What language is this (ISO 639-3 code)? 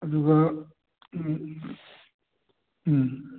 mni